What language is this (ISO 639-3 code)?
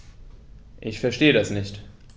deu